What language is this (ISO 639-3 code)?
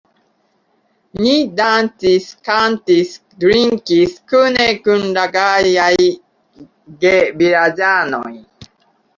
epo